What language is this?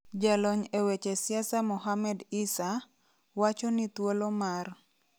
Luo (Kenya and Tanzania)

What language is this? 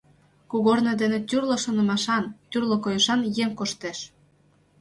Mari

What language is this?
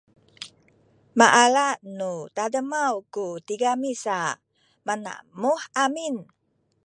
Sakizaya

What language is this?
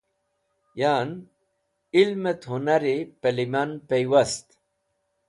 Wakhi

